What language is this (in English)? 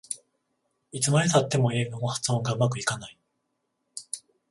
Japanese